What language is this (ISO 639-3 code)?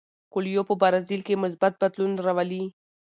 pus